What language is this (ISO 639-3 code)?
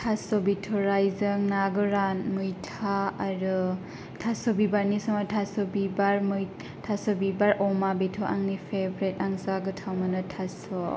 brx